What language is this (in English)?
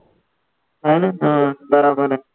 Marathi